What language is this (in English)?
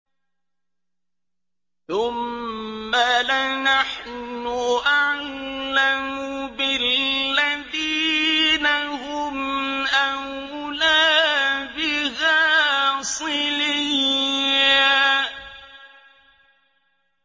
Arabic